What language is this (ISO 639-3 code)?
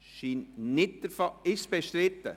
gsw